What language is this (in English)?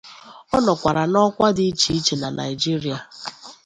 Igbo